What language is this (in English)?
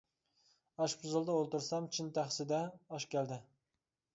Uyghur